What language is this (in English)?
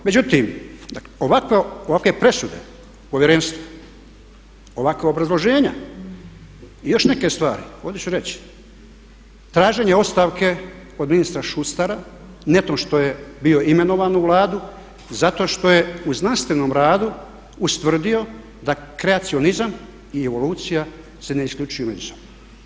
Croatian